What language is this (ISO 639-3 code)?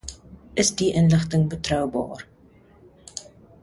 afr